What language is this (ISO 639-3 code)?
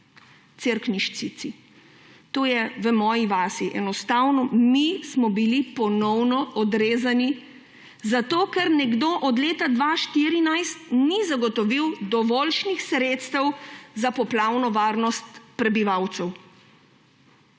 slv